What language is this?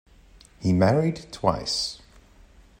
English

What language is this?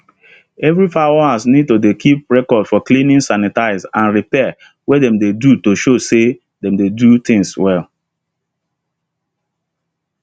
Nigerian Pidgin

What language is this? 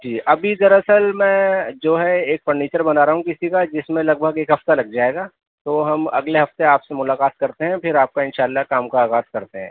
Urdu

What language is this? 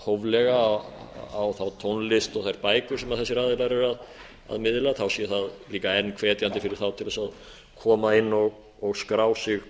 Icelandic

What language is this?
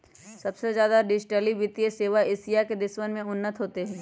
Magahi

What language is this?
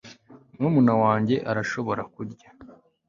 Kinyarwanda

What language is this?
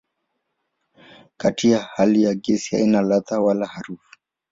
Swahili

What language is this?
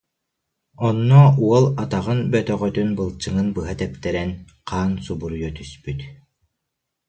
Yakut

